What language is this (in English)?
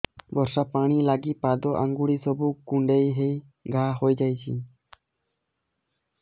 Odia